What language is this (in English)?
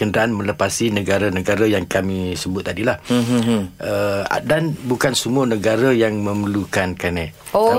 Malay